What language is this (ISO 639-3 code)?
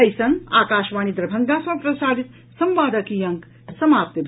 mai